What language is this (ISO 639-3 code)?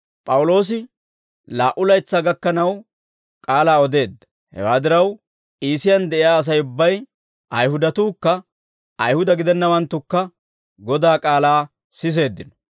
dwr